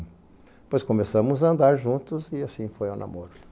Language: Portuguese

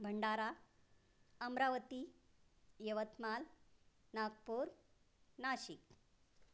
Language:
Marathi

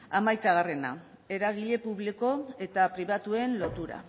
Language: Basque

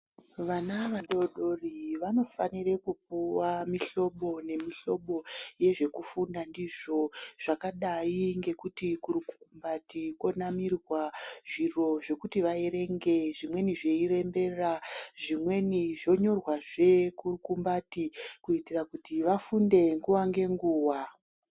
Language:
Ndau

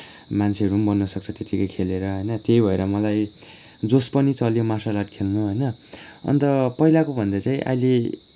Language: Nepali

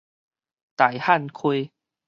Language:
Min Nan Chinese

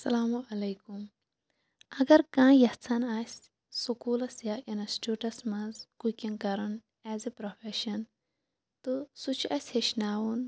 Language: Kashmiri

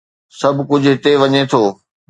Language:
Sindhi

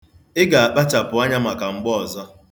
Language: Igbo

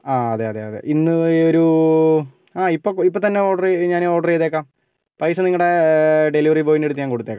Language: Malayalam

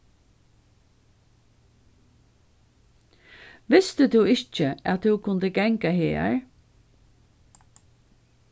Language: Faroese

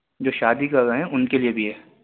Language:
Urdu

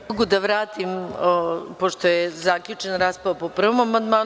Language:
Serbian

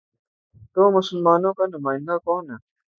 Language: Urdu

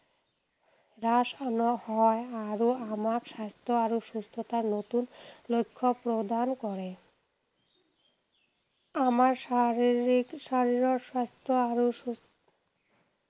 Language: Assamese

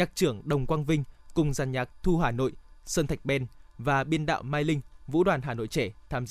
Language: Vietnamese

